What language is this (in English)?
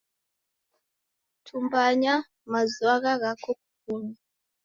Taita